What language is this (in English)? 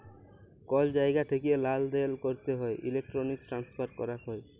Bangla